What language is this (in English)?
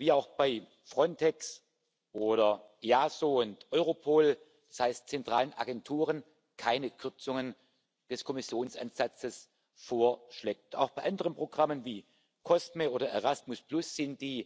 German